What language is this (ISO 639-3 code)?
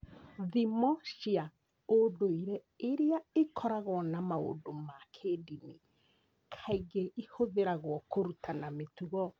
kik